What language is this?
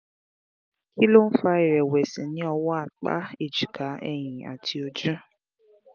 Yoruba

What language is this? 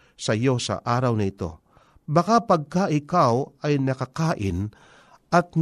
Filipino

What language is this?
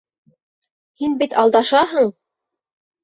Bashkir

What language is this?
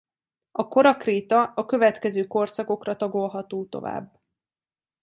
Hungarian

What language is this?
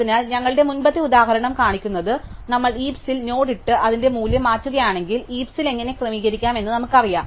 Malayalam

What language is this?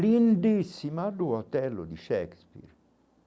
Portuguese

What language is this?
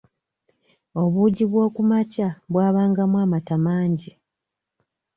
Ganda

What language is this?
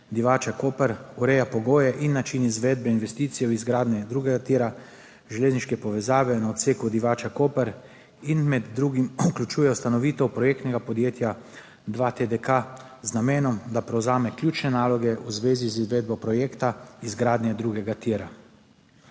Slovenian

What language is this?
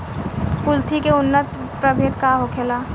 Bhojpuri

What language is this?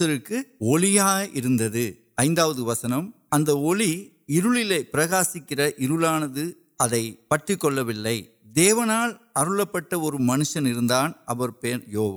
Urdu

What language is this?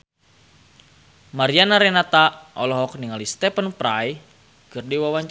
Sundanese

